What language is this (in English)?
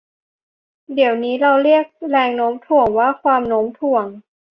Thai